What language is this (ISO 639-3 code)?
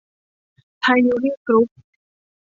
tha